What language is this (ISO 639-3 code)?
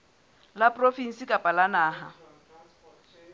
sot